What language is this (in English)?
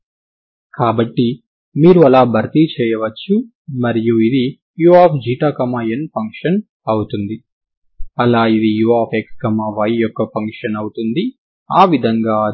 Telugu